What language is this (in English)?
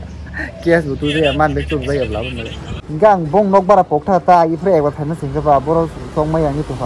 Indonesian